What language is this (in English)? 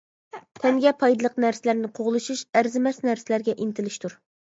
Uyghur